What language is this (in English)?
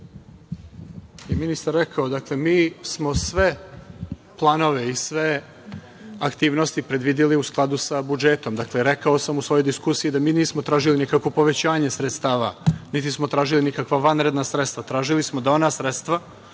Serbian